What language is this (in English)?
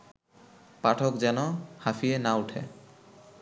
Bangla